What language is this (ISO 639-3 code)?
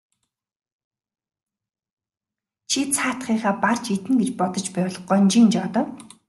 mon